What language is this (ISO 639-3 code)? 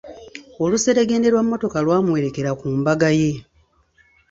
lug